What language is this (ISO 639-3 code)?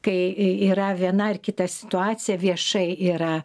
lit